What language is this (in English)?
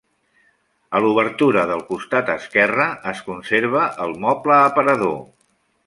Catalan